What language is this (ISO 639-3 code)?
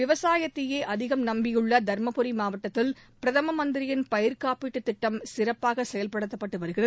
tam